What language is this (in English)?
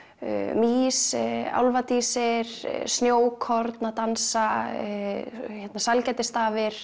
Icelandic